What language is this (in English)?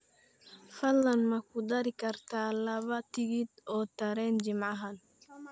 Somali